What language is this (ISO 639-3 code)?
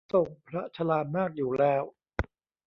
tha